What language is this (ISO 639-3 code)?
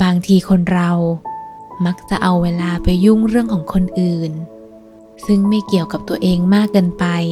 tha